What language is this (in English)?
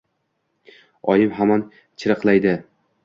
Uzbek